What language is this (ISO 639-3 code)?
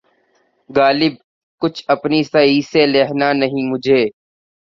urd